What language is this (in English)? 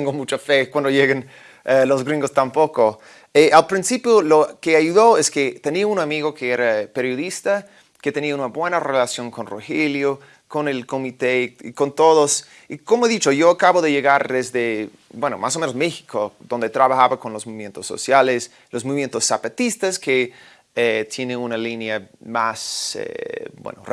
Spanish